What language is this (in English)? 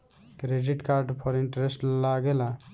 Bhojpuri